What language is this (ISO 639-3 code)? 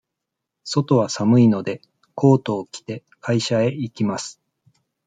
jpn